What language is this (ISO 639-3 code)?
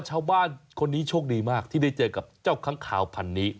tha